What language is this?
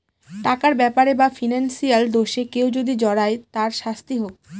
Bangla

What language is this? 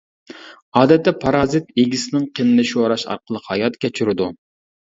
Uyghur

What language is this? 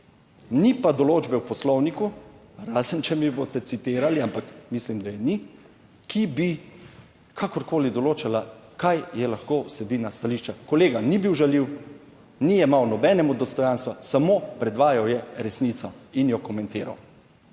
Slovenian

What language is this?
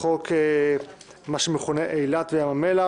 Hebrew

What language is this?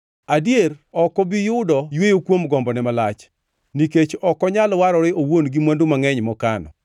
Luo (Kenya and Tanzania)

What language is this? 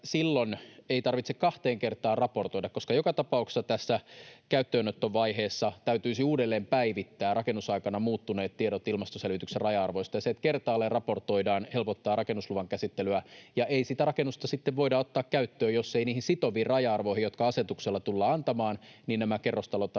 Finnish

